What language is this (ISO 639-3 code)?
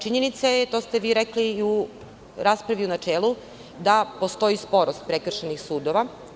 srp